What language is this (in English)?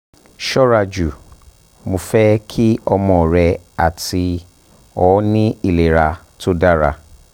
Yoruba